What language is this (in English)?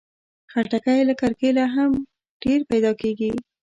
Pashto